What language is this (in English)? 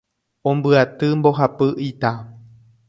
Guarani